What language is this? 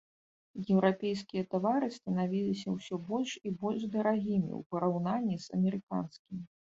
Belarusian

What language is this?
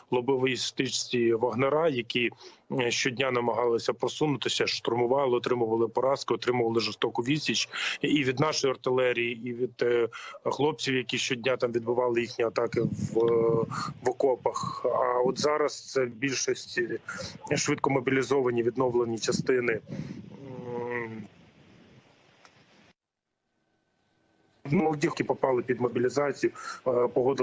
Ukrainian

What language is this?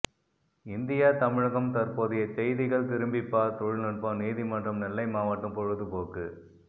Tamil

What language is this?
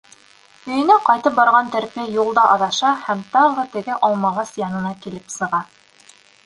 Bashkir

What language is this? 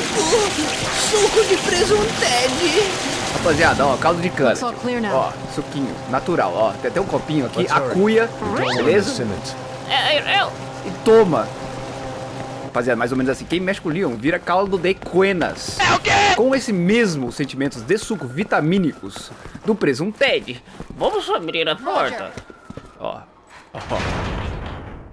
Portuguese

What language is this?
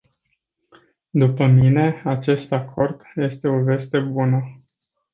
Romanian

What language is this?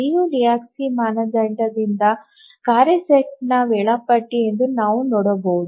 Kannada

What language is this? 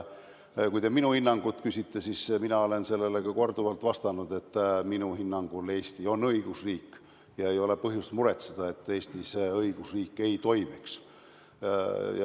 Estonian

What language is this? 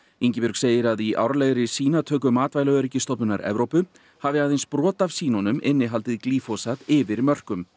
Icelandic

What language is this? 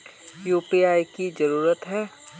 Magahi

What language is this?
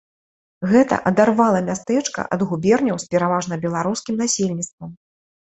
Belarusian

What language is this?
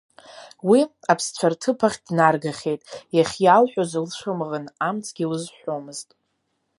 Abkhazian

